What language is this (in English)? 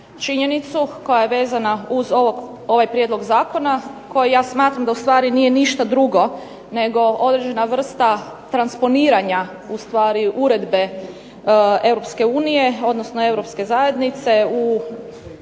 Croatian